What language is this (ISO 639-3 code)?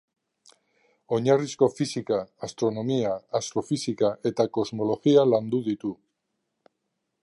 eus